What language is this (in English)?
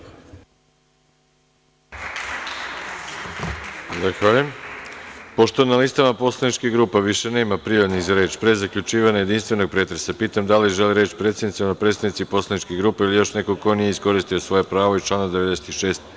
Serbian